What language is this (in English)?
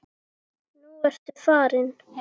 Icelandic